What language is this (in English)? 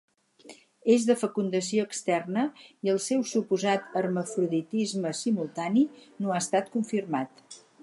Catalan